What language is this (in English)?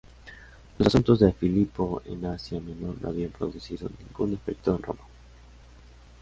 Spanish